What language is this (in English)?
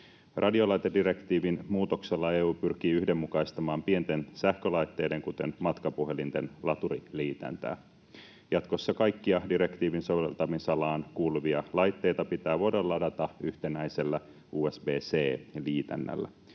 Finnish